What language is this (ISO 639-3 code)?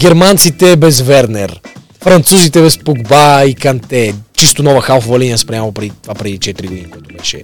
bul